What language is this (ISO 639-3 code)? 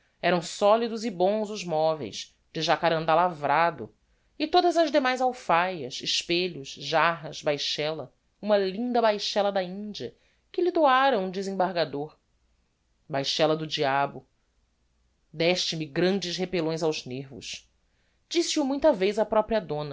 por